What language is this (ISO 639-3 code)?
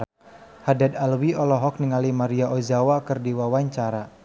sun